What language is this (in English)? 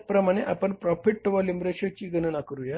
Marathi